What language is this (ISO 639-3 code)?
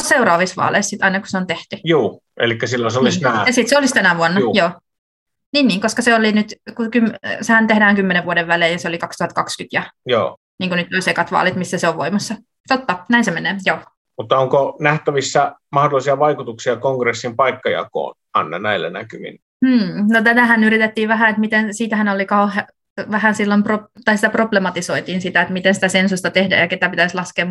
fin